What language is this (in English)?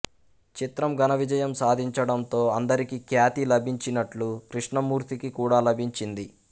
Telugu